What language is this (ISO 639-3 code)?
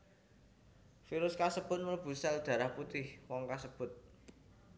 jav